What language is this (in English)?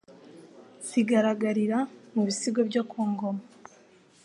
Kinyarwanda